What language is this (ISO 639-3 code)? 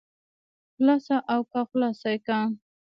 pus